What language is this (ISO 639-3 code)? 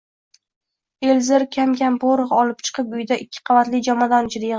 uzb